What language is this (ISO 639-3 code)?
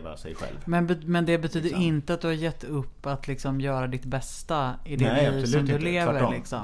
swe